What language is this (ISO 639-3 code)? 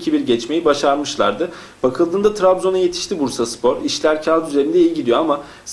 tur